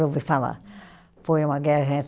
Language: Portuguese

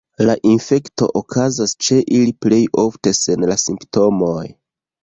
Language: Esperanto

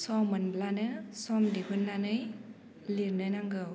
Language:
Bodo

